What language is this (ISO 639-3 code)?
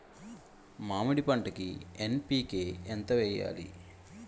tel